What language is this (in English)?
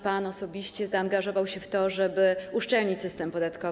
Polish